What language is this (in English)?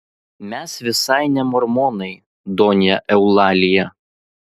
Lithuanian